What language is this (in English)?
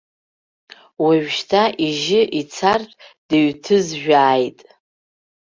Abkhazian